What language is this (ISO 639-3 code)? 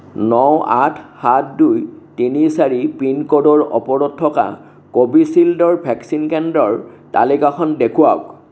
asm